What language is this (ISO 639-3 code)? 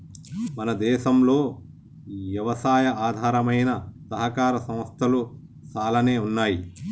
tel